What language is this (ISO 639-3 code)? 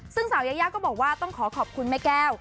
tha